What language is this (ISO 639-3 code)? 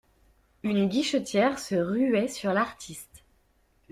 fra